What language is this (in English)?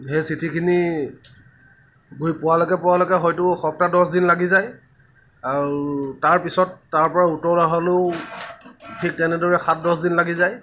Assamese